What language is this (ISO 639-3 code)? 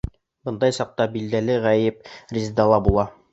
bak